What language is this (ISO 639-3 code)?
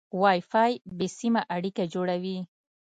pus